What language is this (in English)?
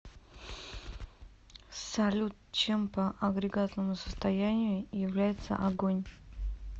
Russian